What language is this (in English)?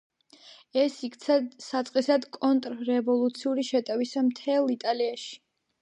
Georgian